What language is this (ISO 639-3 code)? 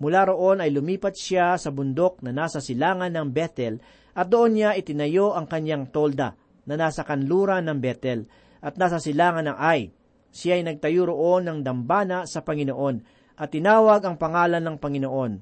fil